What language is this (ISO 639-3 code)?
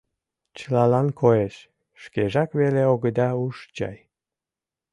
chm